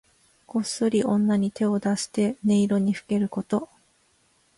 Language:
Japanese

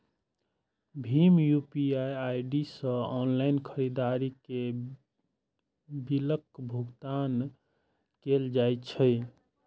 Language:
Maithili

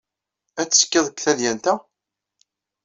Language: Kabyle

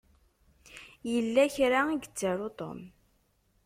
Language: Kabyle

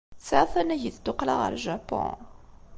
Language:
Kabyle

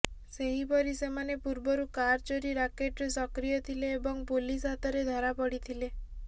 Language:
Odia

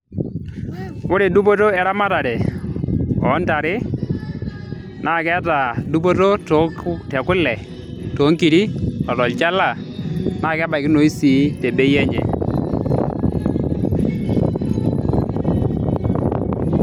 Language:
Masai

